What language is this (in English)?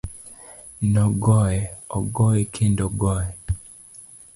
Luo (Kenya and Tanzania)